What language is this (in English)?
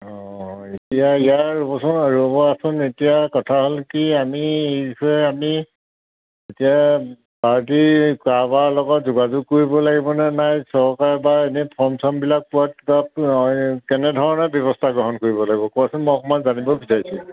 Assamese